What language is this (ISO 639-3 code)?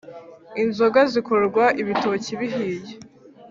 kin